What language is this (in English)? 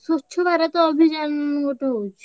Odia